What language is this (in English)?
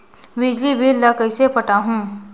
Chhattisgarhi